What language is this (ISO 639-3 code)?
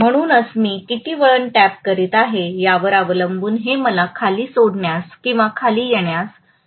mar